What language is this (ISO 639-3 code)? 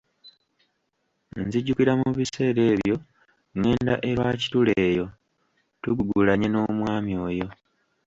lug